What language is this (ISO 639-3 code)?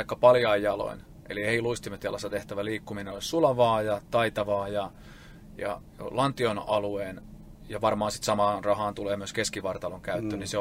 fin